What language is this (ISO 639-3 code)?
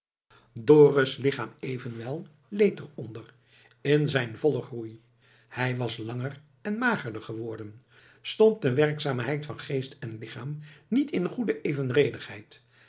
nld